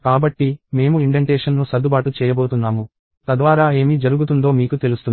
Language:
Telugu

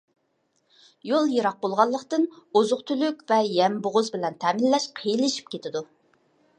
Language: Uyghur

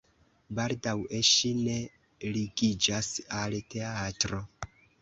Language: Esperanto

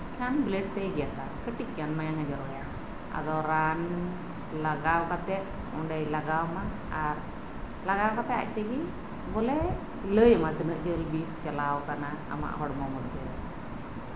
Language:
Santali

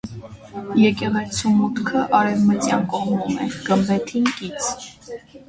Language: Armenian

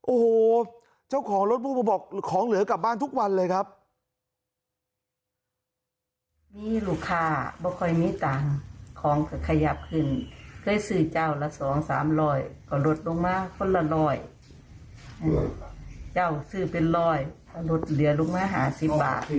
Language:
Thai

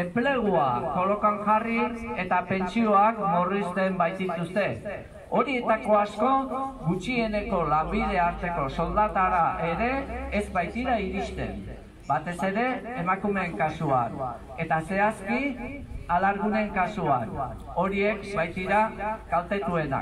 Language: Hindi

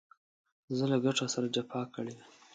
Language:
Pashto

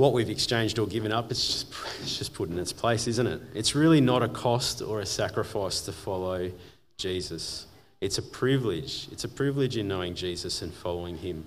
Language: English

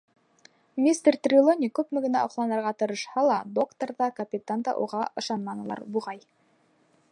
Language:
Bashkir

